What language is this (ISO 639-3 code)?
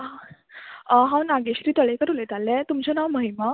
kok